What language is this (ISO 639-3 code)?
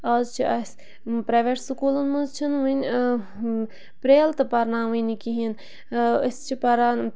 kas